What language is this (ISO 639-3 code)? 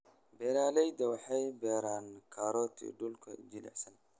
som